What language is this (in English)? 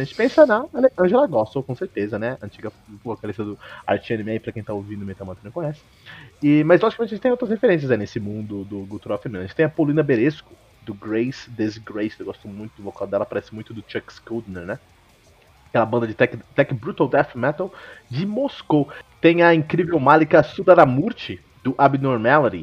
Portuguese